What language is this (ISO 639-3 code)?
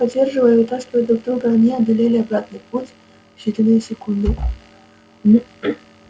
rus